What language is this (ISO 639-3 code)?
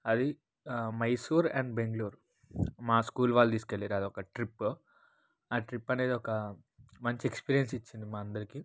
tel